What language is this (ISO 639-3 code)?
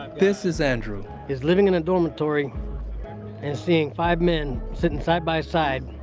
eng